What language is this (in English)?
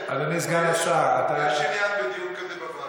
Hebrew